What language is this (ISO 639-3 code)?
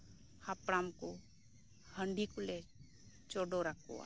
sat